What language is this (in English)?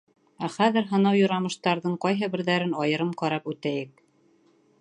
Bashkir